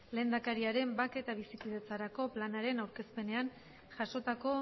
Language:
Basque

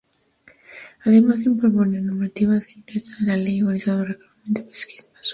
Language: Spanish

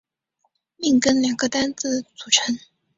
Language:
Chinese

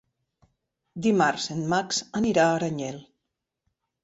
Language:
Catalan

